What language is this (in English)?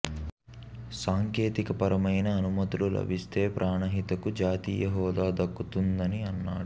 Telugu